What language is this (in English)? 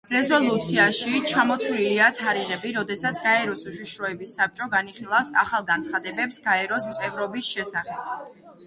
Georgian